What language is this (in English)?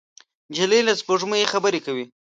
Pashto